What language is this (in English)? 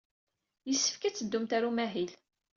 Kabyle